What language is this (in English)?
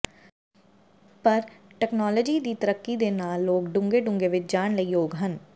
Punjabi